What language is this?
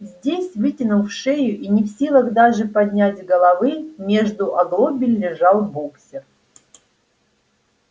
Russian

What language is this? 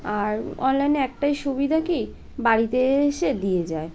Bangla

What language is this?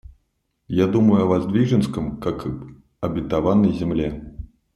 Russian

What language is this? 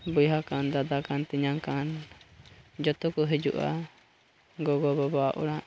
Santali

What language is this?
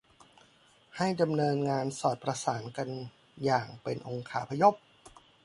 Thai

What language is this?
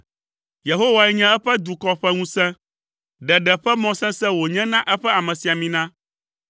Ewe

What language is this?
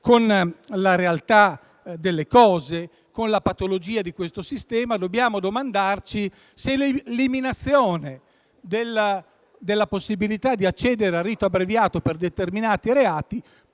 Italian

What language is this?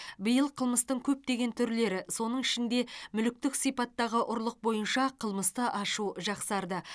Kazakh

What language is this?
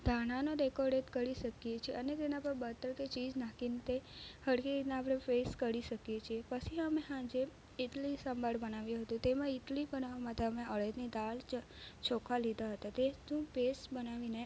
Gujarati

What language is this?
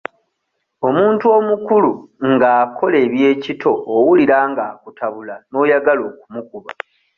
Ganda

